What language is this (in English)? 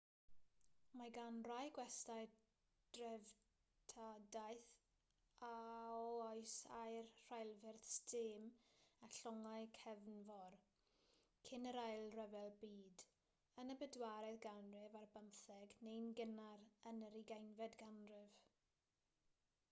Welsh